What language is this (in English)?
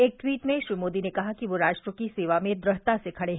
Hindi